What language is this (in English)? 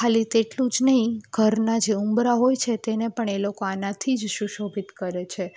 Gujarati